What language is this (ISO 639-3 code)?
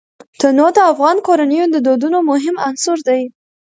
pus